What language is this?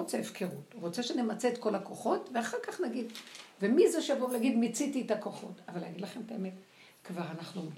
Hebrew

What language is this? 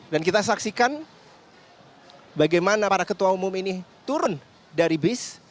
Indonesian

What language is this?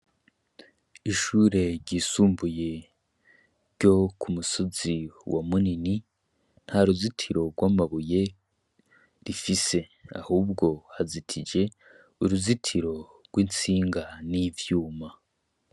Rundi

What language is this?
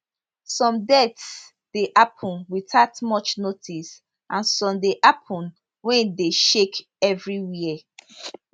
Nigerian Pidgin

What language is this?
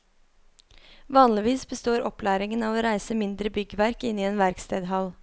Norwegian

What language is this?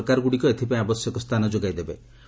Odia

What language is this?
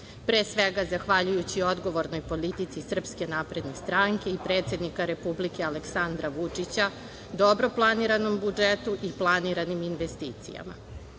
Serbian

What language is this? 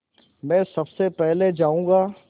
Hindi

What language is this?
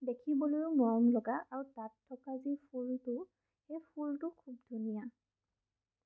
Assamese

